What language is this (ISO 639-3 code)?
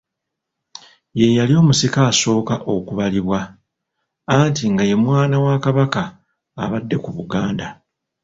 lug